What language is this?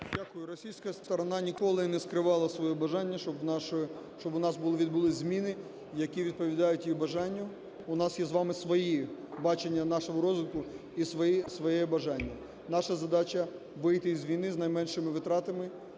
Ukrainian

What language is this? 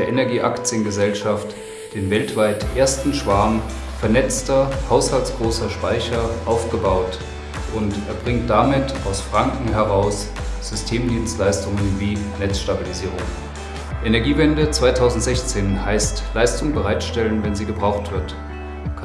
German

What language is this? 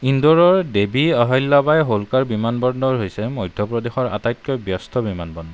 Assamese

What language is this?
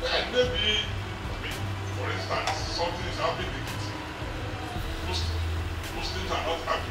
English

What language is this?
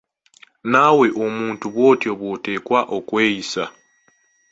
Ganda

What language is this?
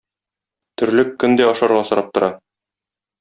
Tatar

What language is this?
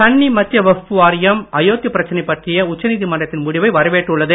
Tamil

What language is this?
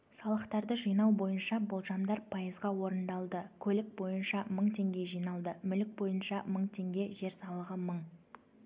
Kazakh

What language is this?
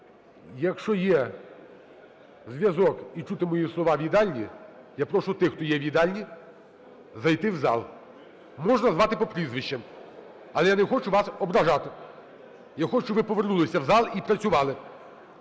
Ukrainian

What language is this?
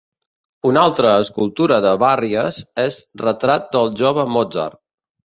Catalan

